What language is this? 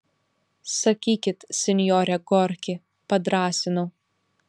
Lithuanian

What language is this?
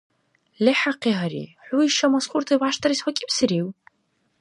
Dargwa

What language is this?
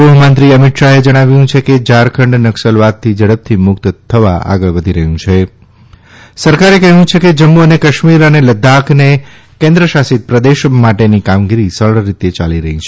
Gujarati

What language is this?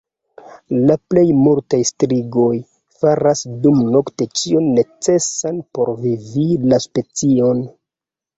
Esperanto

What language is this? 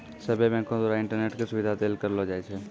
Maithili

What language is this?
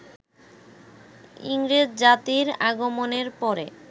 Bangla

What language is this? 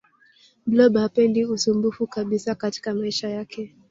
Swahili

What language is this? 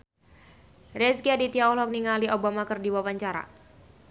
Sundanese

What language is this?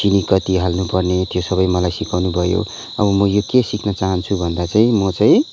Nepali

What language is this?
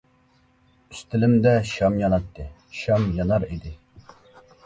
Uyghur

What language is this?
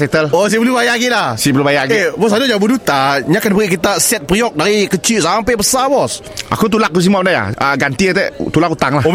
Malay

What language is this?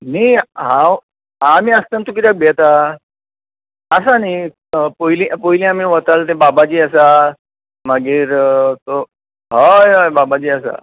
Konkani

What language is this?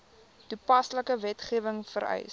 Afrikaans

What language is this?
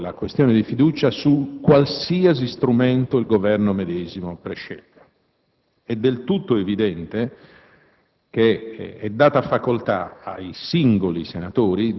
Italian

